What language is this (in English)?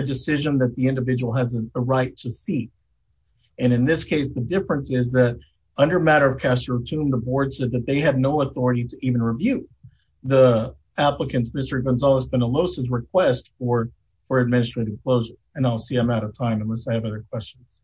English